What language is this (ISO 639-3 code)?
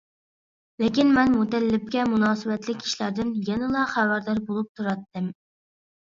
uig